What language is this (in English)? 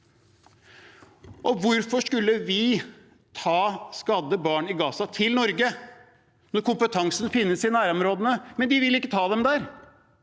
Norwegian